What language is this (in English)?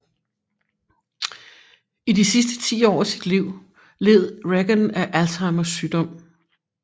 Danish